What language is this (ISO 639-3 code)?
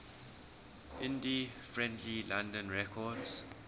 eng